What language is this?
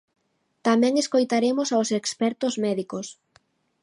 Galician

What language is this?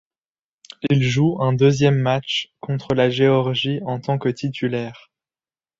French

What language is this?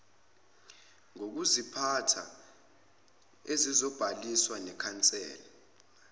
Zulu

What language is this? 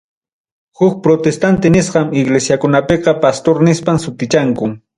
Ayacucho Quechua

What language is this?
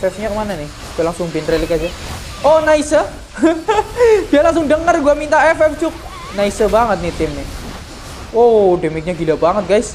Indonesian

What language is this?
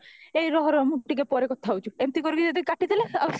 Odia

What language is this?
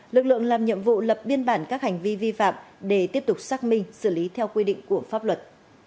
Vietnamese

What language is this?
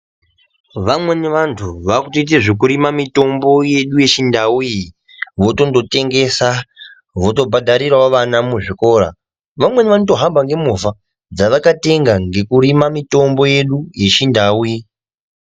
Ndau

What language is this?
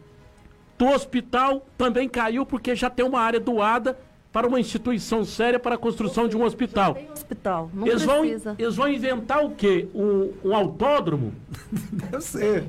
Portuguese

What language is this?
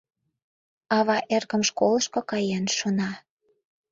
Mari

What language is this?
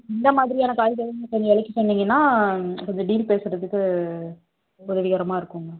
Tamil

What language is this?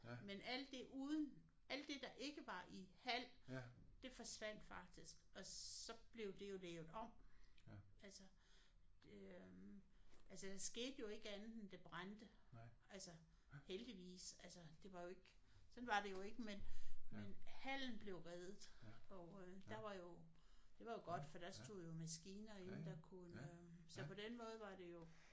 Danish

